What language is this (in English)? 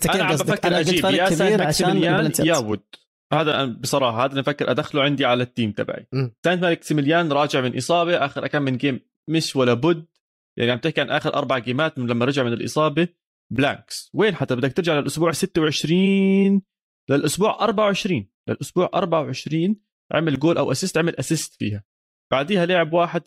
Arabic